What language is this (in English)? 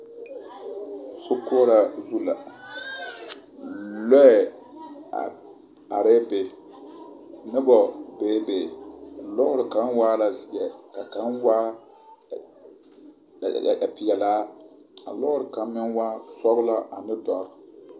Southern Dagaare